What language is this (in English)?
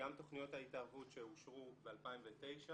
Hebrew